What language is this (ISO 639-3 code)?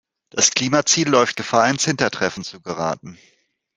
deu